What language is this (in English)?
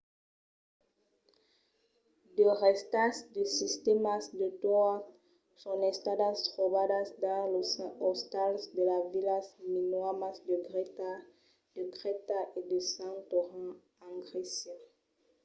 Occitan